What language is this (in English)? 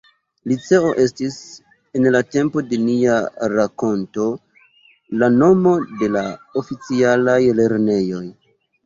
Esperanto